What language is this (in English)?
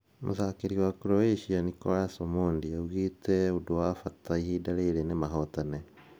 Kikuyu